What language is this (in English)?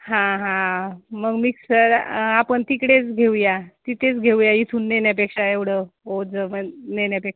Marathi